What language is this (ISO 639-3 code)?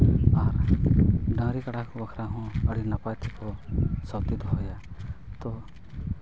sat